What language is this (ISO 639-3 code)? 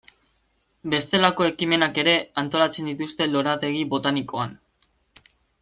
eus